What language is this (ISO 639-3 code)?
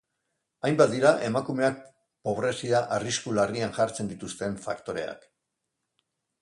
eus